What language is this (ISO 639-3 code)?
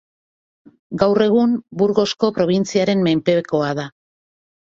eus